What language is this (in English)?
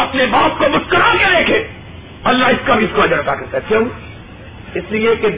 Urdu